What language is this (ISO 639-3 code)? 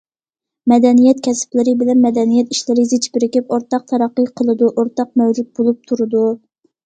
uig